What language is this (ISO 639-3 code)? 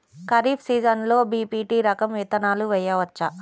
tel